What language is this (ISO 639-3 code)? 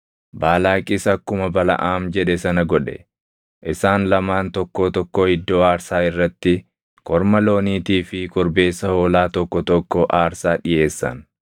orm